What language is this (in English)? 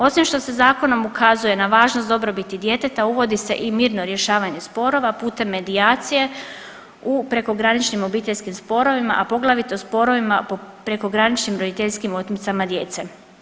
Croatian